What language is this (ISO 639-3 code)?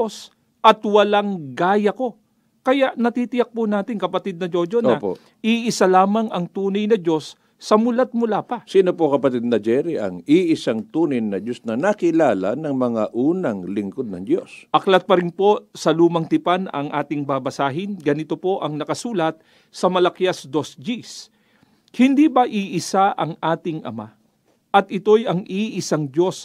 fil